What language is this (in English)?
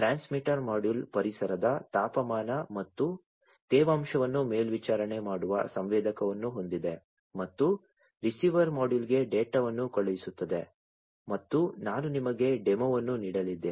Kannada